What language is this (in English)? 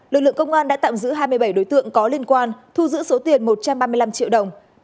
Vietnamese